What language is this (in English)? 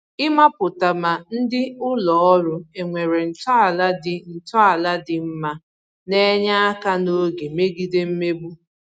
Igbo